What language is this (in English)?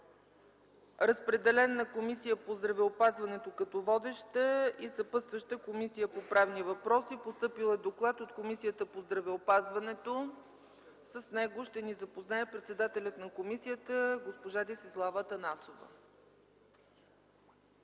Bulgarian